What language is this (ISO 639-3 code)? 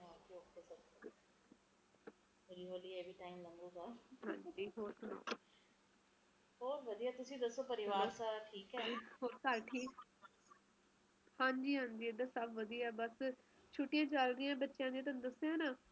pan